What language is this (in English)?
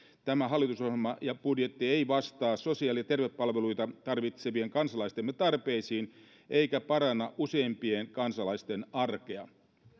Finnish